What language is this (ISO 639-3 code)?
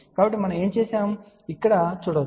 tel